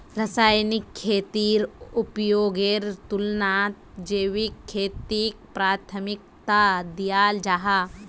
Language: Magahi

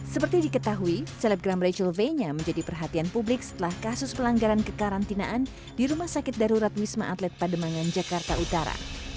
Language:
Indonesian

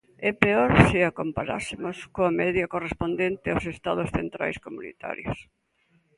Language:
Galician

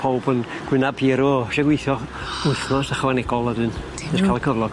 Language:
Welsh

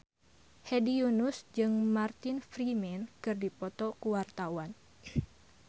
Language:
Sundanese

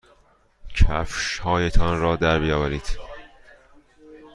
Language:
Persian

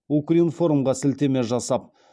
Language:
Kazakh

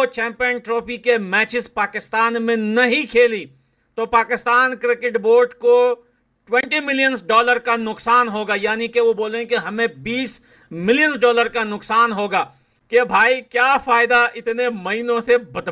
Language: Hindi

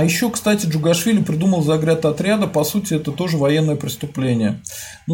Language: Russian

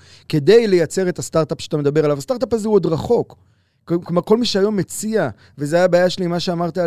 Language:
Hebrew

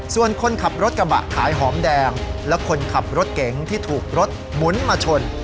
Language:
Thai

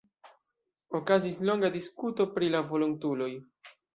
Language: Esperanto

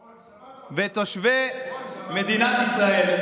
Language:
Hebrew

